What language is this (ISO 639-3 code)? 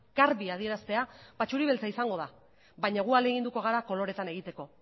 eus